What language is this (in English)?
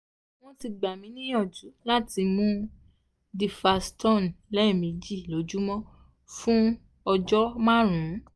Yoruba